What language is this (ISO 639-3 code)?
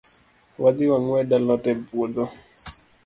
luo